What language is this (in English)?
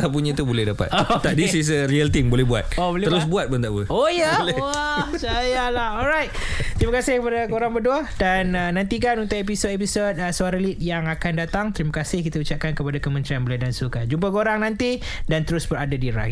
Malay